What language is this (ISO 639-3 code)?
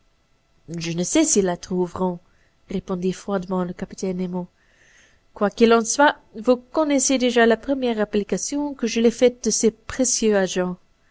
fra